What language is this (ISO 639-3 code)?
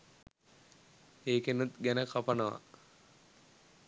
sin